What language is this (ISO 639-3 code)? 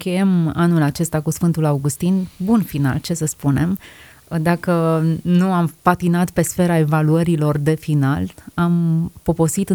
ron